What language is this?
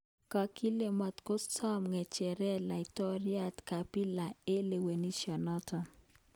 Kalenjin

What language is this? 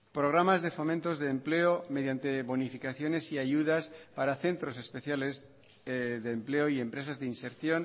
Spanish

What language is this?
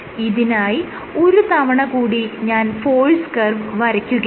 Malayalam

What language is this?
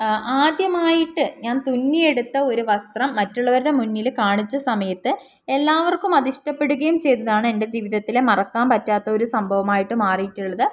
Malayalam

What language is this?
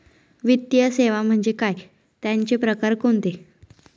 Marathi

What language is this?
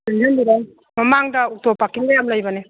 Manipuri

